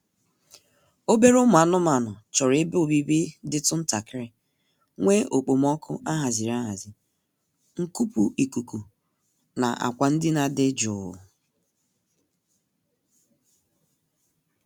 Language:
Igbo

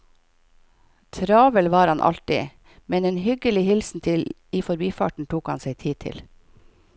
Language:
Norwegian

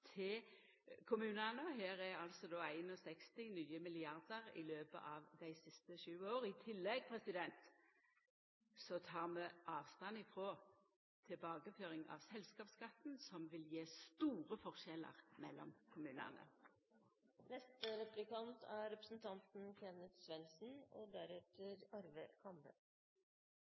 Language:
Norwegian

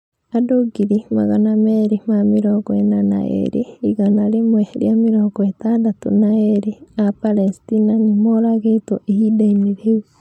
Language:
Kikuyu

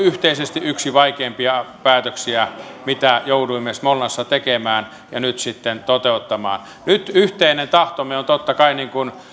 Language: Finnish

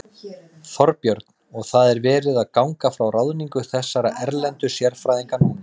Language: Icelandic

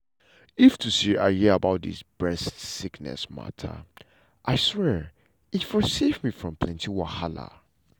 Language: Nigerian Pidgin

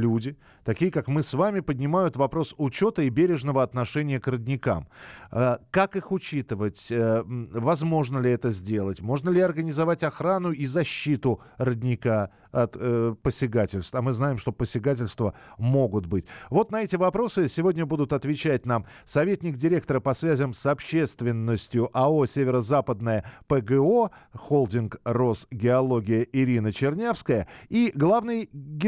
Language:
Russian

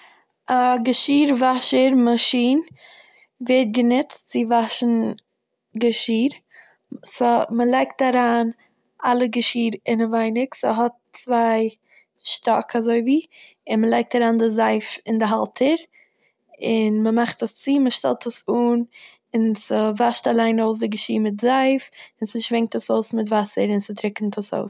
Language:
Yiddish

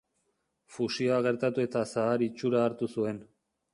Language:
Basque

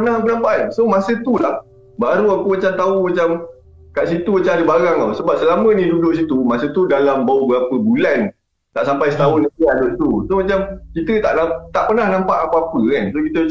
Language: Malay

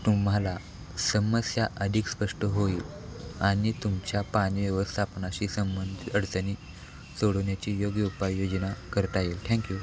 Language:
Marathi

